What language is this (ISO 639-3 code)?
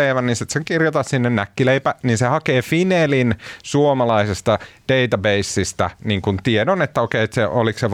fin